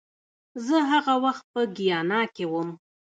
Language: Pashto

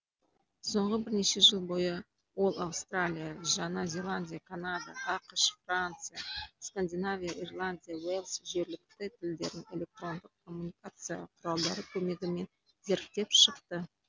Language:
Kazakh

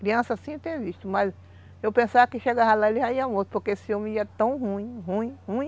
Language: Portuguese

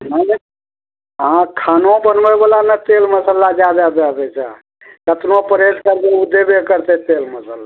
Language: Maithili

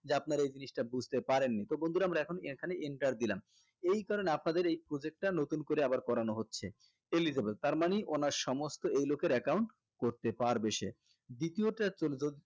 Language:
Bangla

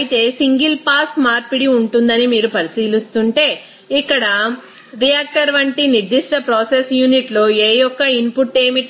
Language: Telugu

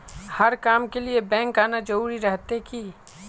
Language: Magahi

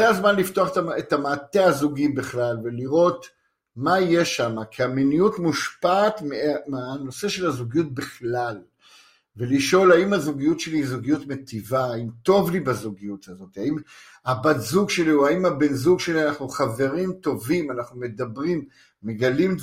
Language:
Hebrew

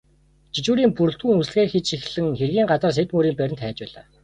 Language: Mongolian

